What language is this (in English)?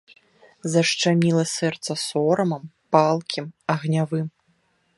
Belarusian